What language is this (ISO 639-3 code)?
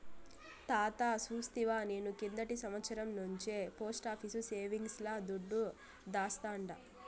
tel